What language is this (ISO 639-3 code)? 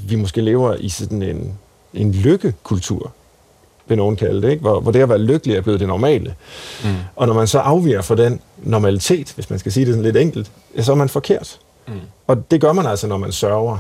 dan